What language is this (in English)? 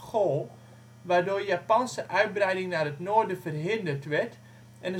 Dutch